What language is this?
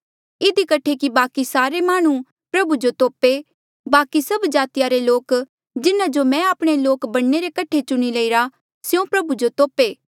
Mandeali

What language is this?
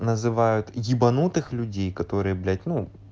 Russian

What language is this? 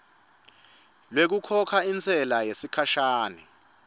Swati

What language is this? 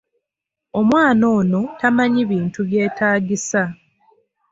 Ganda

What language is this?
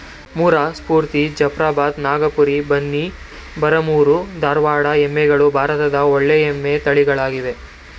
Kannada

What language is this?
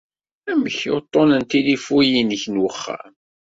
Kabyle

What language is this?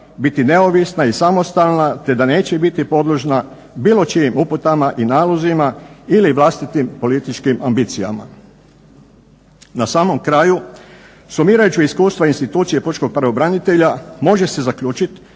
Croatian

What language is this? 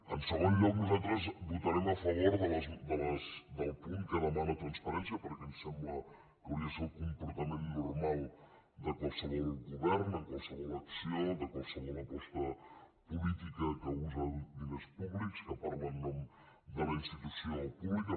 Catalan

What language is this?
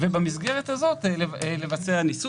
Hebrew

